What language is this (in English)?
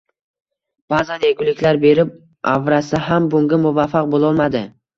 Uzbek